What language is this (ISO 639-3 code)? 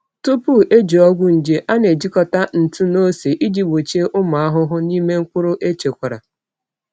ibo